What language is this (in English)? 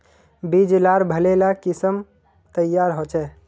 Magahi